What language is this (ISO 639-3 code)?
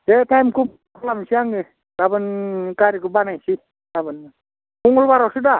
brx